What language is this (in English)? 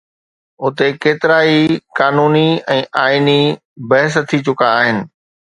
Sindhi